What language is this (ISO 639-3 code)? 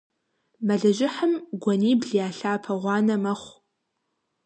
kbd